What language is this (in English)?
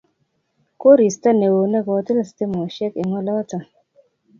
Kalenjin